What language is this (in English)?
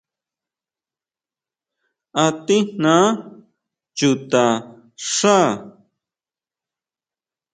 Huautla Mazatec